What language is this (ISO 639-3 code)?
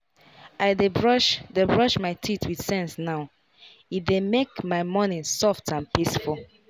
pcm